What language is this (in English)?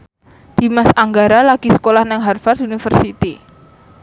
Javanese